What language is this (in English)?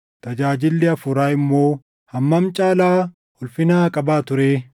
Oromo